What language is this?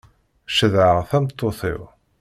Kabyle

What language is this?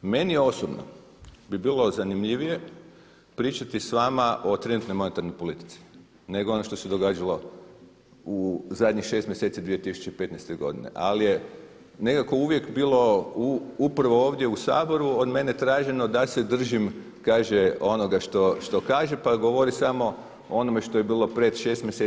Croatian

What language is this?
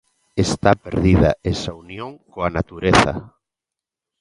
Galician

